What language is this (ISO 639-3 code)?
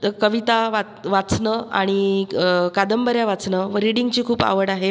mar